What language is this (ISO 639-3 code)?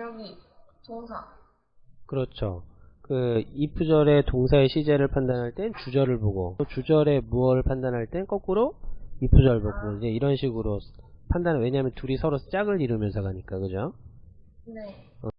kor